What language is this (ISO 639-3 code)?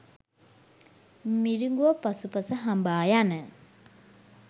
sin